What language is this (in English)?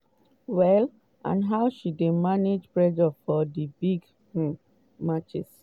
Nigerian Pidgin